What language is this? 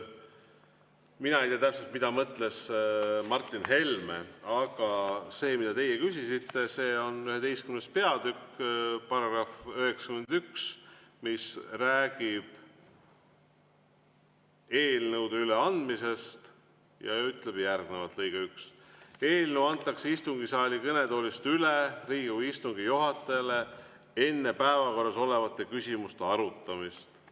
Estonian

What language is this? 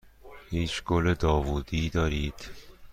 Persian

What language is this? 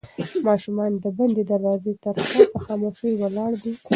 Pashto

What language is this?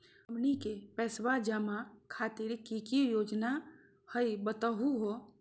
Magahi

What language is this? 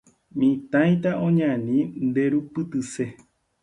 Guarani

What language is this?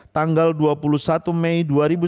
Indonesian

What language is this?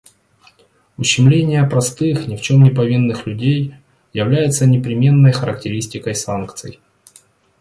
Russian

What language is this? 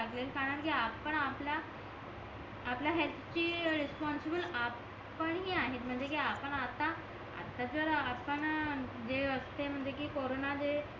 Marathi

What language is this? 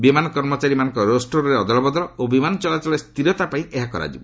Odia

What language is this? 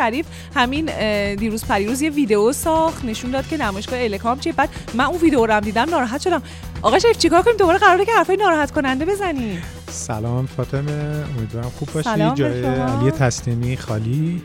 Persian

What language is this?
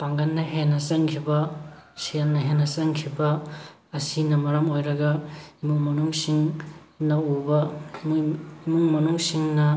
Manipuri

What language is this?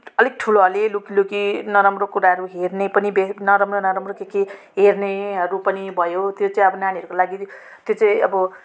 Nepali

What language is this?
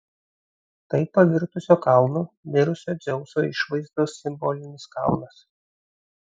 Lithuanian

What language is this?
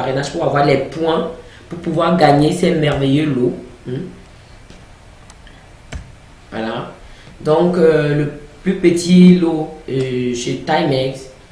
French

